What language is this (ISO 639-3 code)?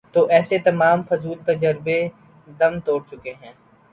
urd